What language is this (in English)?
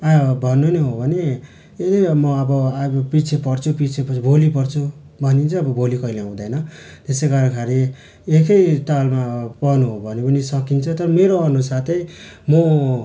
Nepali